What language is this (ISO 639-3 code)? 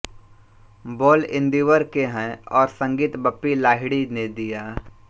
hin